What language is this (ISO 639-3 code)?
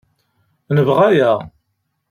kab